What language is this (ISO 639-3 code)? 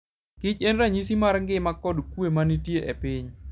luo